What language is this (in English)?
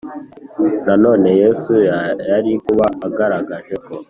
Kinyarwanda